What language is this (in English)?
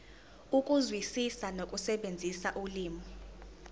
Zulu